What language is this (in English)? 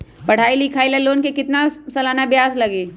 Magahi